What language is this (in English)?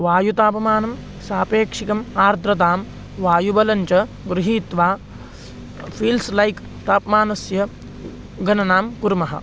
Sanskrit